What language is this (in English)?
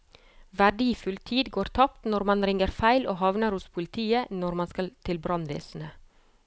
Norwegian